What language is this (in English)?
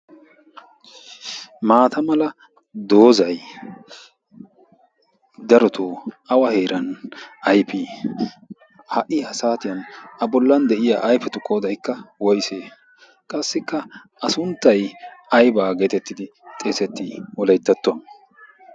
Wolaytta